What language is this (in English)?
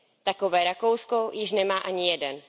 Czech